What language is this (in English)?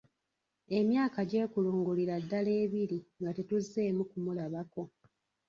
Ganda